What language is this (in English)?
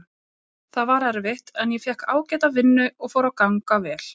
Icelandic